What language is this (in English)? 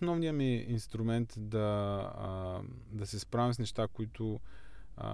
Bulgarian